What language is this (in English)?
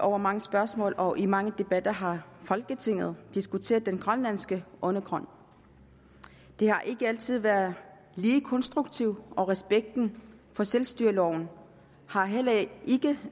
Danish